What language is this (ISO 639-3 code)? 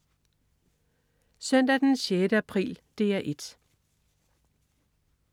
dan